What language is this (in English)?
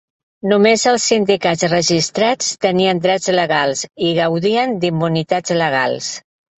Catalan